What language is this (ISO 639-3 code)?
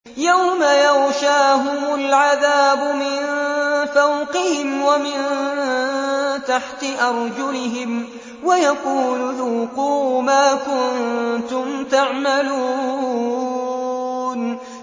ara